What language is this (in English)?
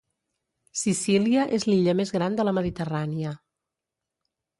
Catalan